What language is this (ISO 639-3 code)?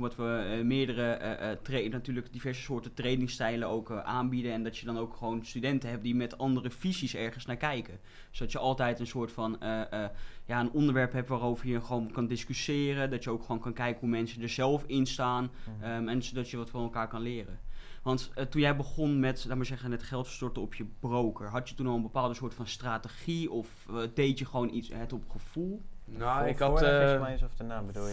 nld